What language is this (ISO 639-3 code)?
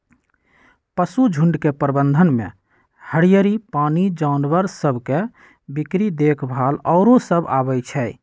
mag